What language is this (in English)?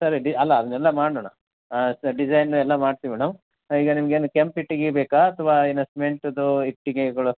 Kannada